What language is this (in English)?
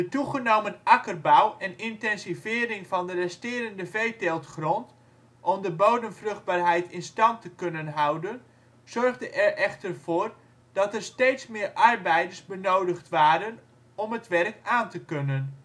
Dutch